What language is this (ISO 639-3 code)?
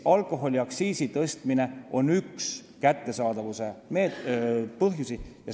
est